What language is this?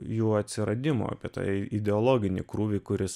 Lithuanian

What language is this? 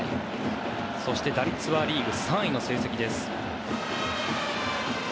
Japanese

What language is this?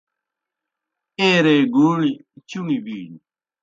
Kohistani Shina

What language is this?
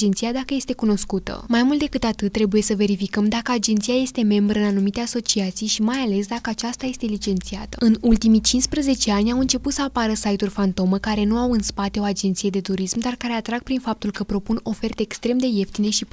Romanian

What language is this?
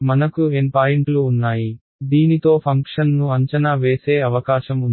Telugu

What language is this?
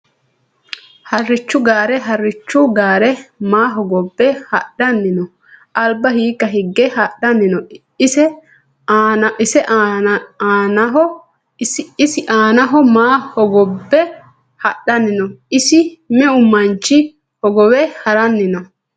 Sidamo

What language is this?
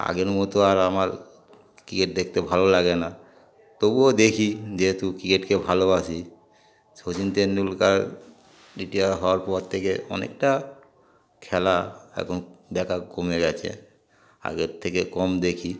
Bangla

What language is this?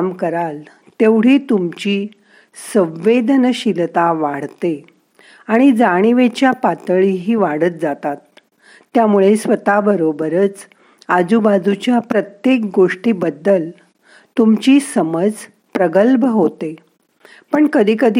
Marathi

